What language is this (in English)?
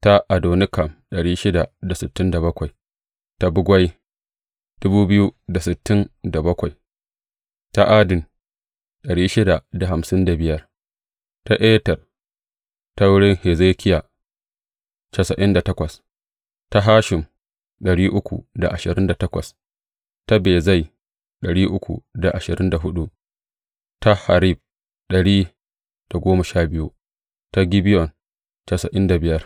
Hausa